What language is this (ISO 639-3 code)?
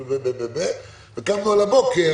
heb